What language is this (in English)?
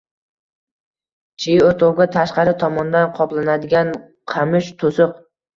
Uzbek